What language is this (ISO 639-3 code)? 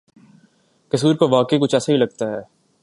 urd